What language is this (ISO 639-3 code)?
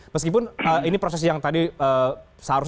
ind